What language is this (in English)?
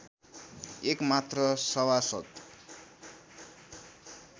Nepali